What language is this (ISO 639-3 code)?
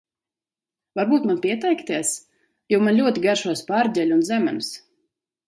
lav